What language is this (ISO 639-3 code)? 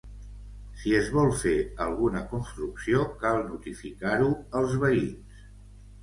cat